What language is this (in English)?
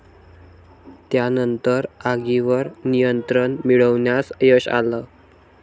Marathi